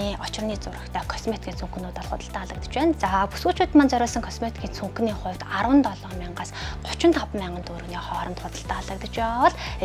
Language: Romanian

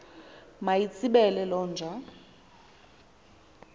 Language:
Xhosa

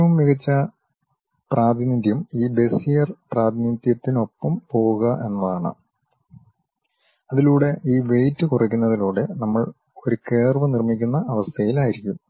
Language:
Malayalam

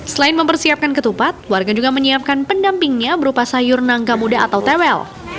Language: Indonesian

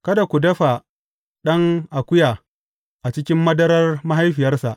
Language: Hausa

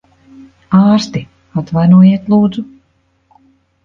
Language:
Latvian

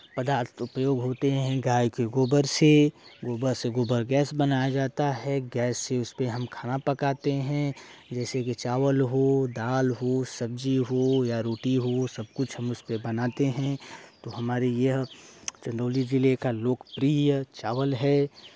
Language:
Hindi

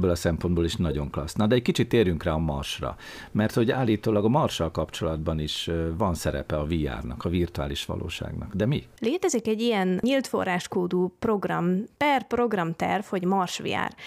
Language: Hungarian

